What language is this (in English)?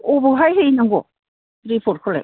Bodo